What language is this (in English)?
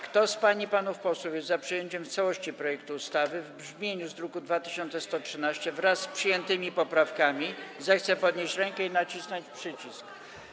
Polish